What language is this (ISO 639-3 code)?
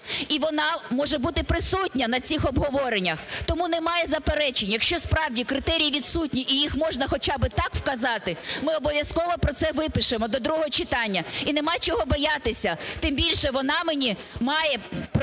ukr